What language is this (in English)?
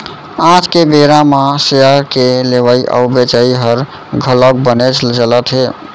Chhattisgarhi